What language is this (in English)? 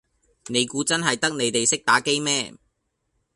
Cantonese